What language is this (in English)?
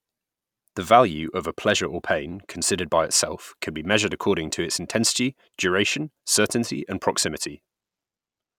English